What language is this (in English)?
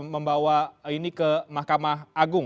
Indonesian